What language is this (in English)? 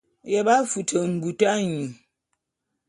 Bulu